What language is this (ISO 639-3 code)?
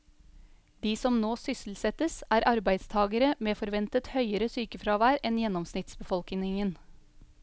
nor